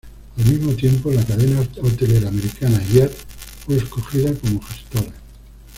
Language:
Spanish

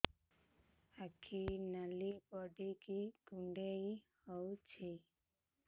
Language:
Odia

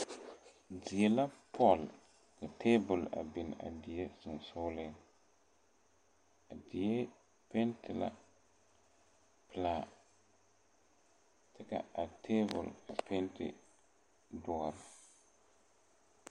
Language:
Southern Dagaare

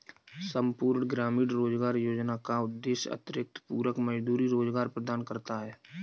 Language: Hindi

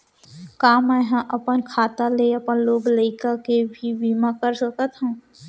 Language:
Chhattisgarhi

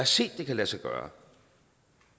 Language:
Danish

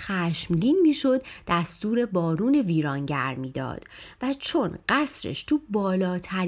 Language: Persian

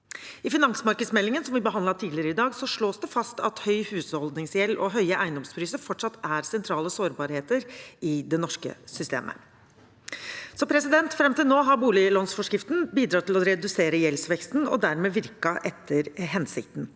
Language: Norwegian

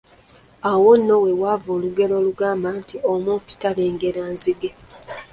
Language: Ganda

